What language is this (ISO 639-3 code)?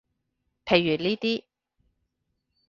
yue